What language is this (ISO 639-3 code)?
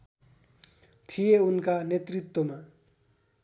nep